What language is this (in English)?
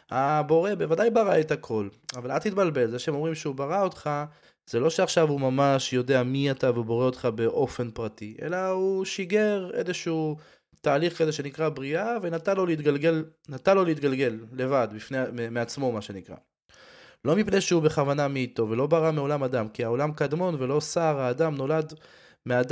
Hebrew